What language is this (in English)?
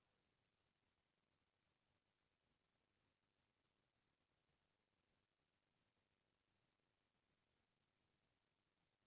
Chhattisgarhi